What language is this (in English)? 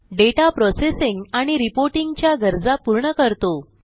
Marathi